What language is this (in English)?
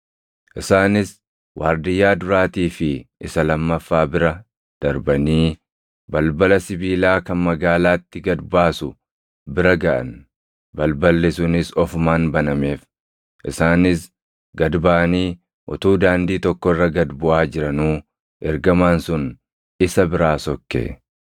Oromo